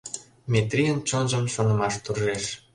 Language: Mari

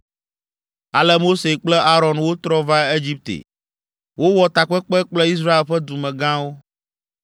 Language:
Ewe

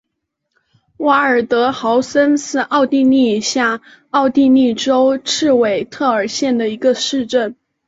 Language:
Chinese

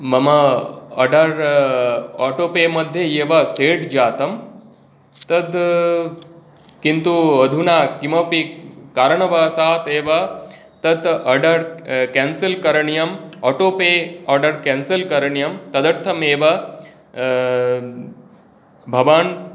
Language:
Sanskrit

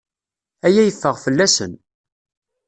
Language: Kabyle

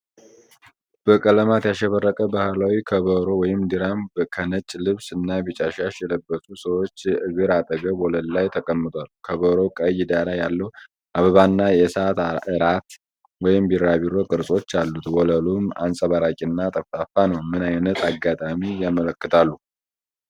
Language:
Amharic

